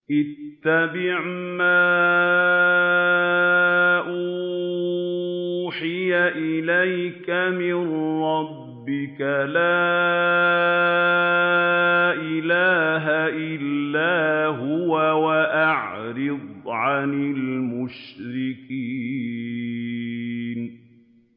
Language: Arabic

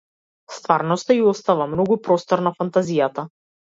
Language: Macedonian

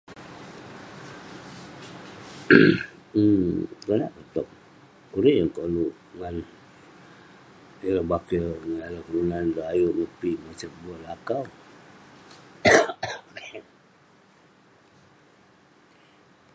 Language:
Western Penan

